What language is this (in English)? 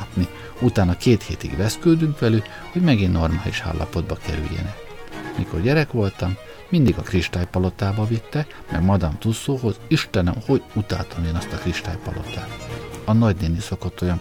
Hungarian